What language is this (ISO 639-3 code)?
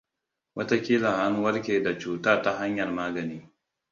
hau